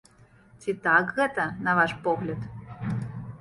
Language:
Belarusian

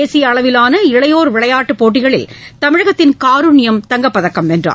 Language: Tamil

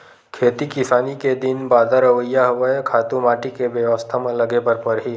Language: Chhattisgarhi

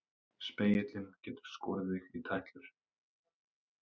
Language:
Icelandic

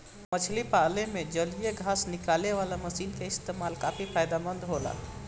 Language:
Bhojpuri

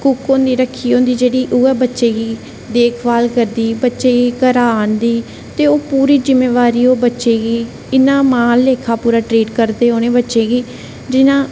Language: Dogri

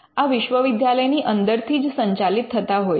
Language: Gujarati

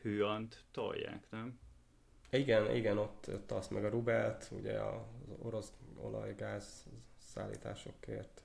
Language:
Hungarian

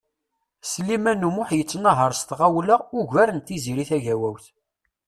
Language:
Kabyle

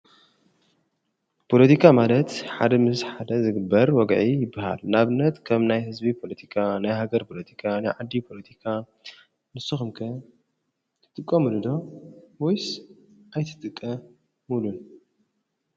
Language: Tigrinya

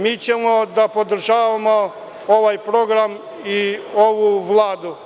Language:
Serbian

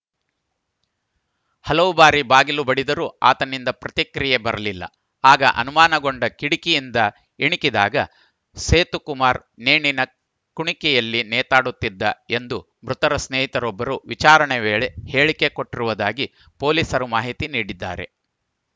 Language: Kannada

